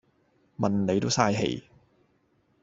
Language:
Cantonese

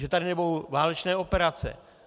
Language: Czech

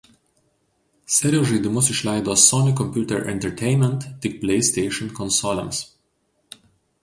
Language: Lithuanian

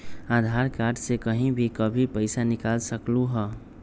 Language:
Magahi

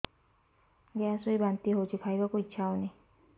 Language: Odia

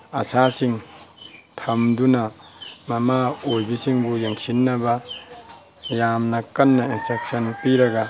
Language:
Manipuri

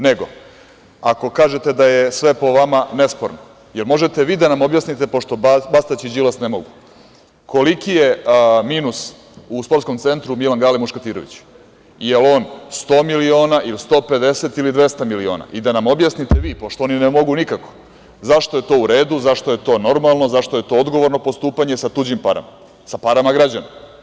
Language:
Serbian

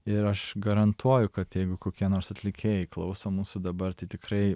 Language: Lithuanian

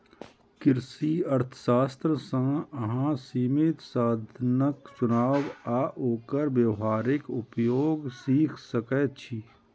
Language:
Maithili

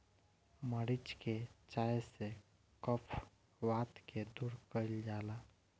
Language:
Bhojpuri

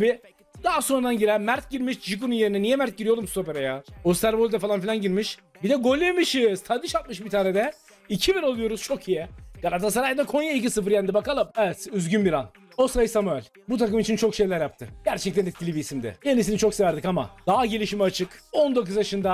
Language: Turkish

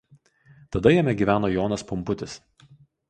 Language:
Lithuanian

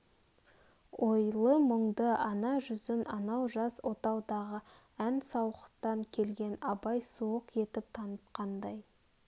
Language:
Kazakh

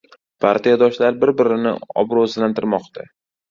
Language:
Uzbek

